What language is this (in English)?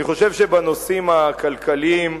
Hebrew